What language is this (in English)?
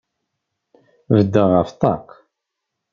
Kabyle